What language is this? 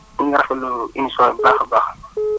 Wolof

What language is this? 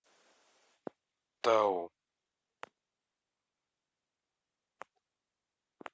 Russian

